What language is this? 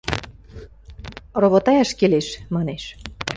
Western Mari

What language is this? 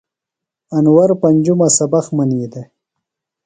Phalura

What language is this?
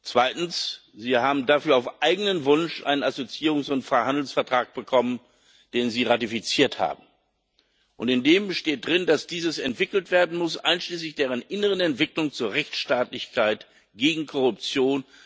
German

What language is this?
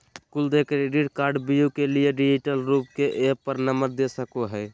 Magahi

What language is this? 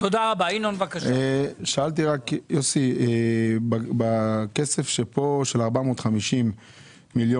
Hebrew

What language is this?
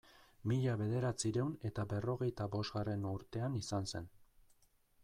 Basque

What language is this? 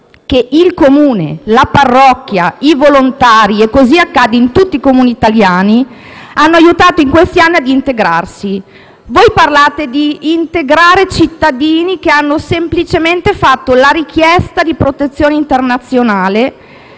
Italian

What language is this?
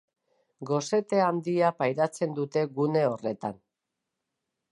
Basque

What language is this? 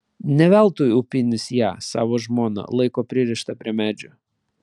Lithuanian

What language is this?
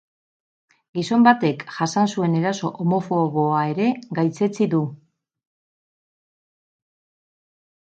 Basque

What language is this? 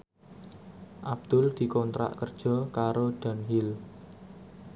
Javanese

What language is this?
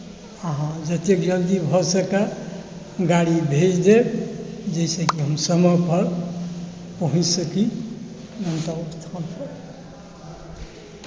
Maithili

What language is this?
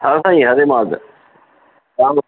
Sindhi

